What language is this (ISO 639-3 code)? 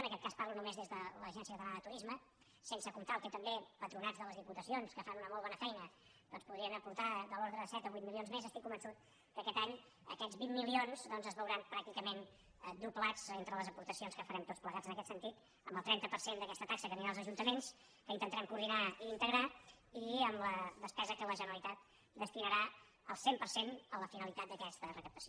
cat